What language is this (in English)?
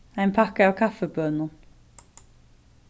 Faroese